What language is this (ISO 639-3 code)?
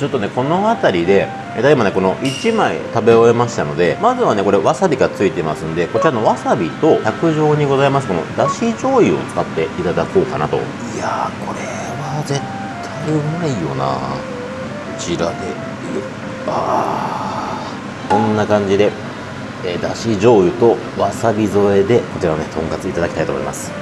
jpn